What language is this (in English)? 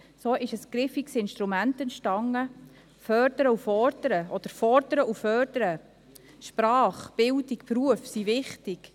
Swiss German